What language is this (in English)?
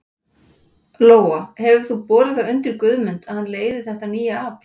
Icelandic